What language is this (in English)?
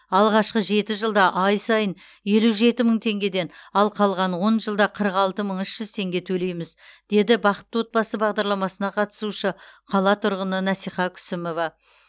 Kazakh